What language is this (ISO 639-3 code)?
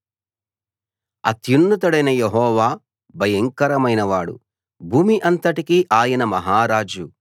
tel